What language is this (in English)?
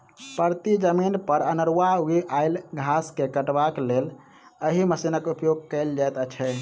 Maithili